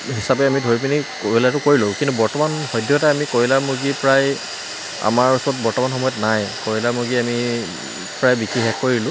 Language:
Assamese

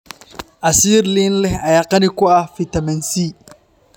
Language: Somali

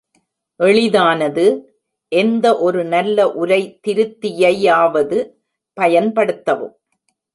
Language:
Tamil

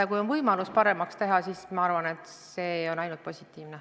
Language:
Estonian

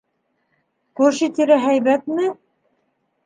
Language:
Bashkir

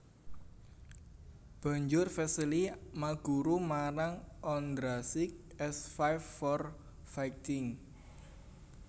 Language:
Javanese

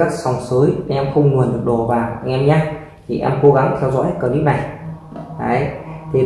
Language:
Vietnamese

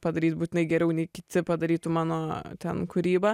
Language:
Lithuanian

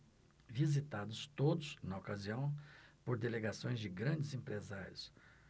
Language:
Portuguese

